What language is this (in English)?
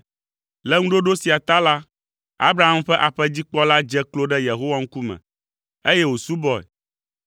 Ewe